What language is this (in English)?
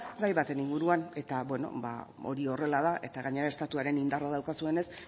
Basque